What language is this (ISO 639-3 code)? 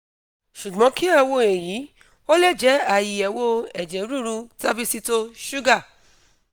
yor